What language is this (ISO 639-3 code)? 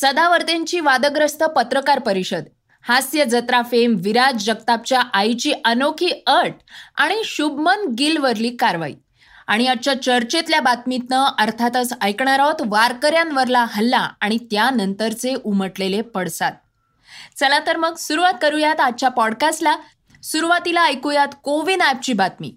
mar